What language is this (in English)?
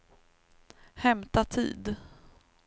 Swedish